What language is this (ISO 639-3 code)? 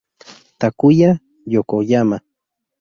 spa